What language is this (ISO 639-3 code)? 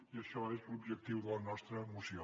cat